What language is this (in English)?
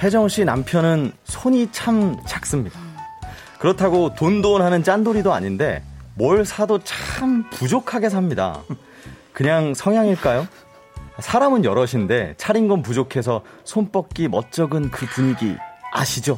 Korean